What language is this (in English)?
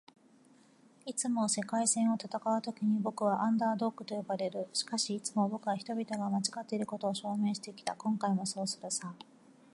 Japanese